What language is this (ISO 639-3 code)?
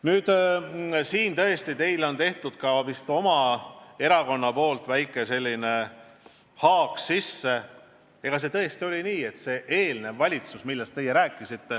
est